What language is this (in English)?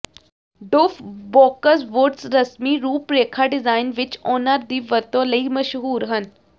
Punjabi